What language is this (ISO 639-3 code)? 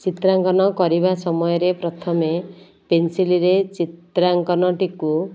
ori